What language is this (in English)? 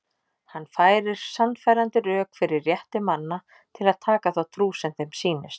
Icelandic